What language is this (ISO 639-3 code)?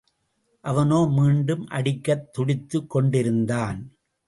tam